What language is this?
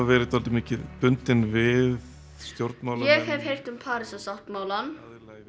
Icelandic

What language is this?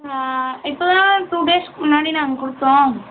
Tamil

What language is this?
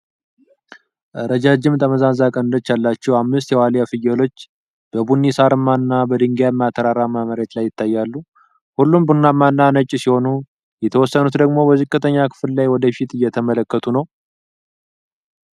Amharic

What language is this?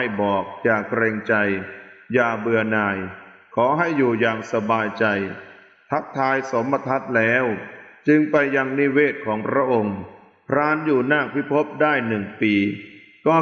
Thai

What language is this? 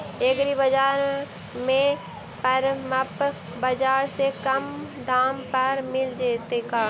Magahi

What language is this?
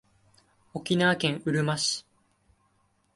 Japanese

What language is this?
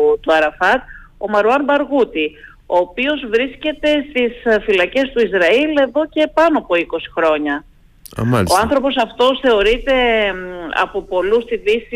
Greek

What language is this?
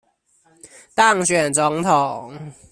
Chinese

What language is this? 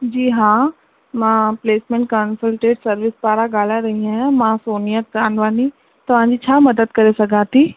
Sindhi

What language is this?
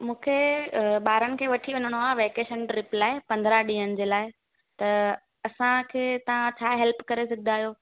Sindhi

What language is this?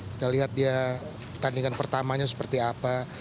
Indonesian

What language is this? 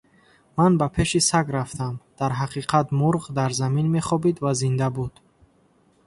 Tajik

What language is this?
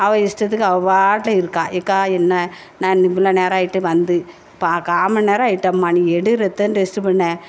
Tamil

